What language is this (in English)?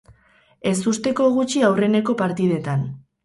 Basque